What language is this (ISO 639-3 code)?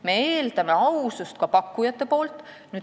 est